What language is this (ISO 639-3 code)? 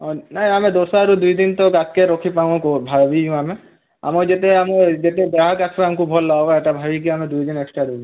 ori